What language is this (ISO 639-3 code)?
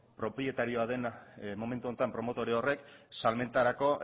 eus